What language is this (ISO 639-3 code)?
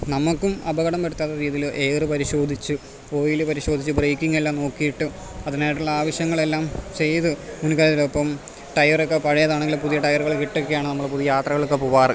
mal